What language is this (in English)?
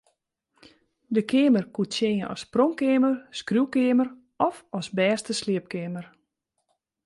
Western Frisian